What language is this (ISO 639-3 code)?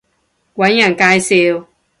yue